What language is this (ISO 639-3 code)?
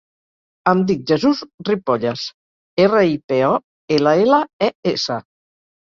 cat